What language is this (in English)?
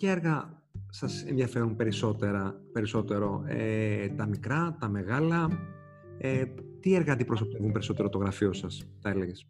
Greek